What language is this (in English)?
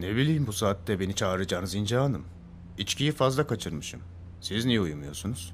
Turkish